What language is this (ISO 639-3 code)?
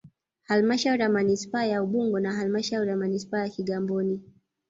swa